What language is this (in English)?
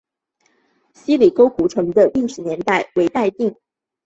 Chinese